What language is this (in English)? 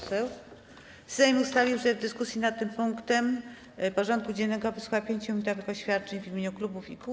Polish